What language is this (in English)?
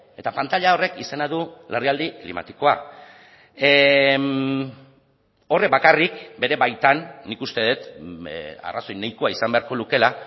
Basque